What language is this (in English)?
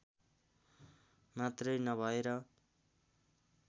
Nepali